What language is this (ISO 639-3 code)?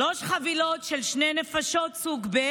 heb